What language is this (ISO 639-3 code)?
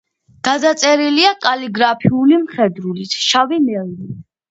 kat